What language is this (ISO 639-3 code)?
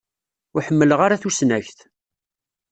kab